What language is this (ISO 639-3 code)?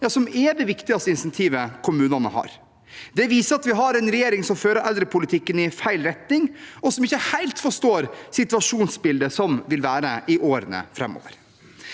nor